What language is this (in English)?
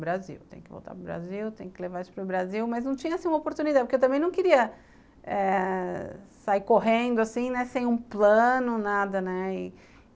Portuguese